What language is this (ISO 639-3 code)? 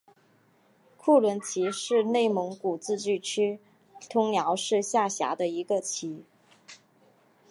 zho